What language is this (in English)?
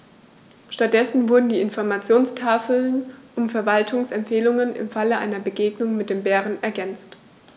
German